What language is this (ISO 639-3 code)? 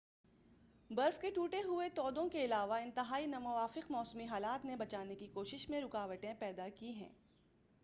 urd